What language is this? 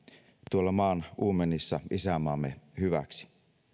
Finnish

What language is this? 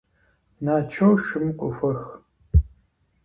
Kabardian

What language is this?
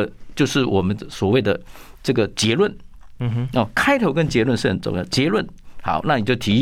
Chinese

